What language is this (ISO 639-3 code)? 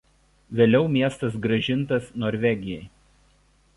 lit